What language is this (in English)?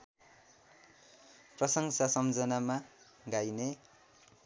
Nepali